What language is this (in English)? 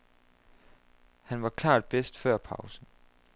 Danish